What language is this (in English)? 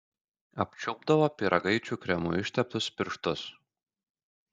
Lithuanian